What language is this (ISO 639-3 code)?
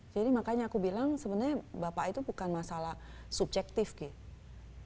ind